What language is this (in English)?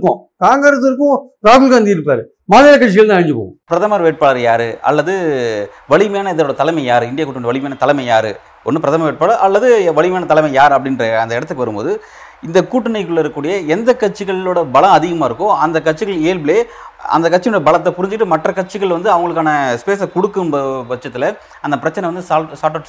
Tamil